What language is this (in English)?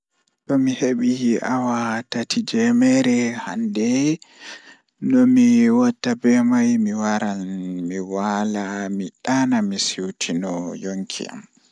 Fula